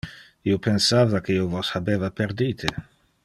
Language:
Interlingua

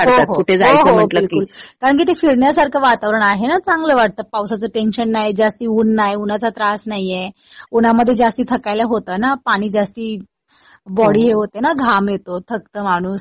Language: Marathi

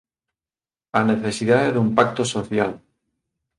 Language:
Galician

